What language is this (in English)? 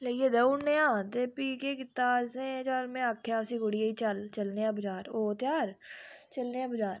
Dogri